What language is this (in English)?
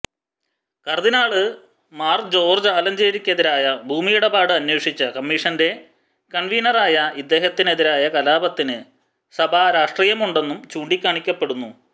Malayalam